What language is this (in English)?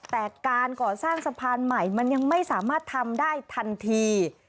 Thai